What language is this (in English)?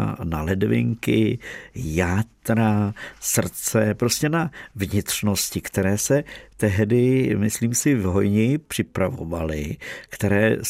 Czech